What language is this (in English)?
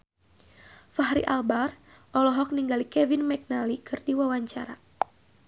Sundanese